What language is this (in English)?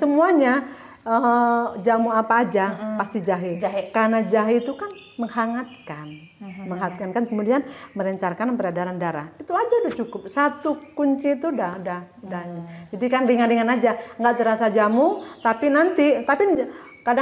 Indonesian